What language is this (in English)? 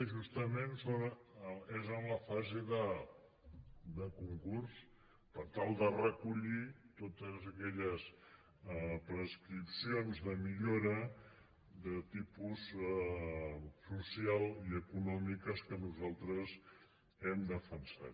Catalan